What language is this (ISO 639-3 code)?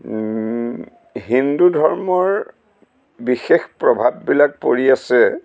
asm